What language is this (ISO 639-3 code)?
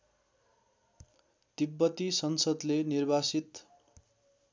nep